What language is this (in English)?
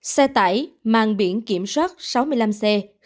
Vietnamese